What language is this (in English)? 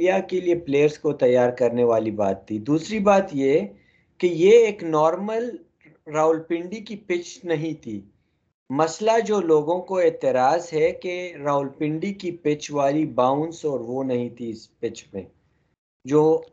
Urdu